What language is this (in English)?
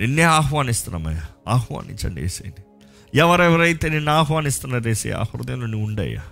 Telugu